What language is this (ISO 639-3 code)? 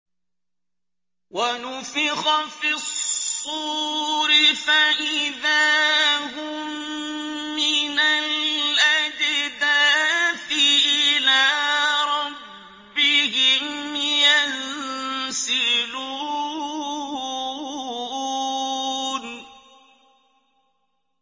ara